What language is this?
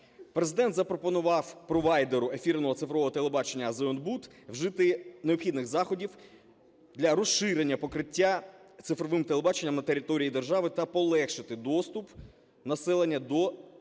Ukrainian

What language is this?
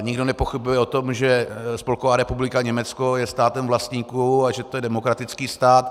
Czech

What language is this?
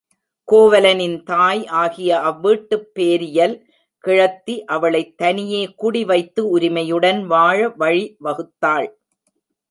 Tamil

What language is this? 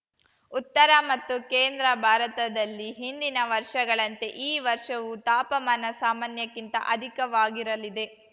Kannada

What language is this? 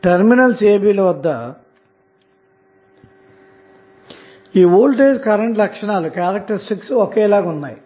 Telugu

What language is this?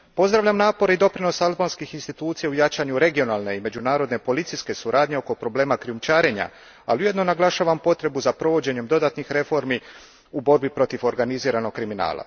Croatian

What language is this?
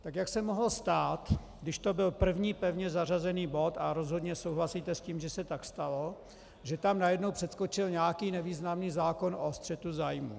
Czech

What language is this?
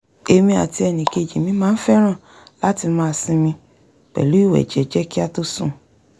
Yoruba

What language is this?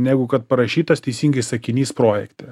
Lithuanian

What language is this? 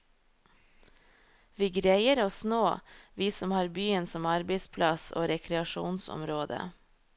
Norwegian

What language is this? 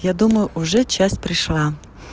Russian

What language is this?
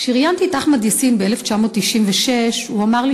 Hebrew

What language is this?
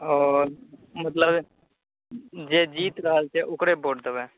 Maithili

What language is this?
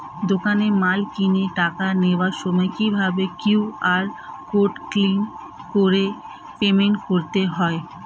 Bangla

